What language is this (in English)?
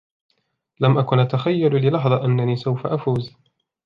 Arabic